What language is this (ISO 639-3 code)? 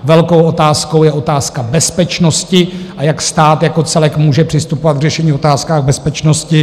ces